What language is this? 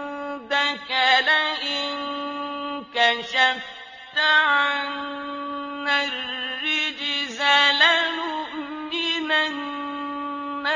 Arabic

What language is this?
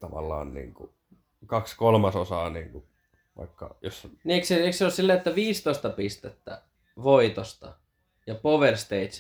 Finnish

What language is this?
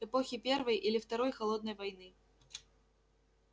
Russian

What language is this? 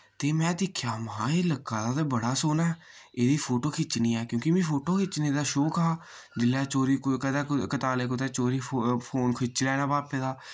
Dogri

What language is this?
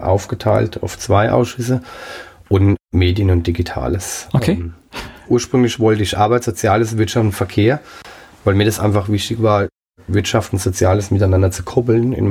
German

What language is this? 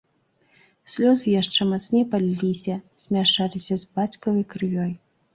Belarusian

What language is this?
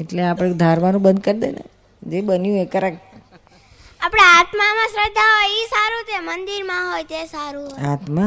Gujarati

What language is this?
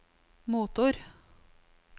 Norwegian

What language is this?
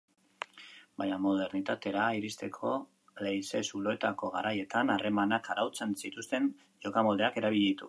Basque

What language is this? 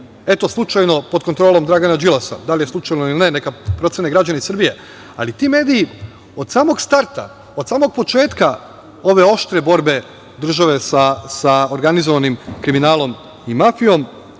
Serbian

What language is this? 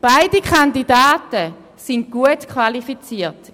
Swiss German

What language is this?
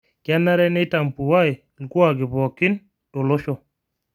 Masai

